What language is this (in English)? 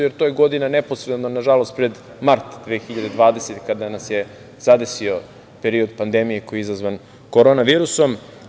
Serbian